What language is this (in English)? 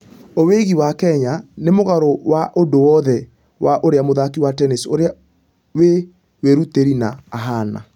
Kikuyu